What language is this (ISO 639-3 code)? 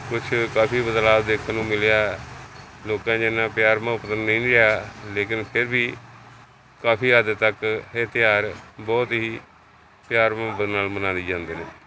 pan